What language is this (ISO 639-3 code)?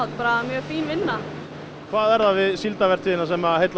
isl